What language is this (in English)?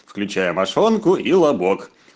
Russian